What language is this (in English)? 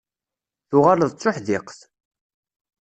Kabyle